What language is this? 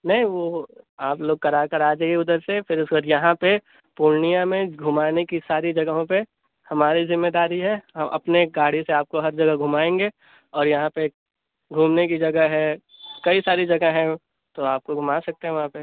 Urdu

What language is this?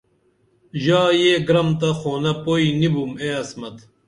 Dameli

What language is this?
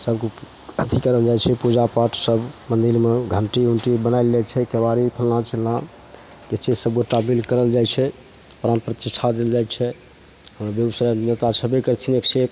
Maithili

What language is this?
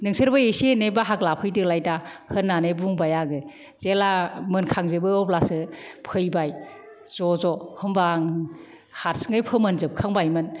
Bodo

